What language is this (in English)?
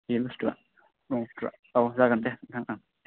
Bodo